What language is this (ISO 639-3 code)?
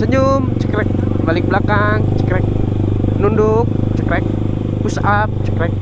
ind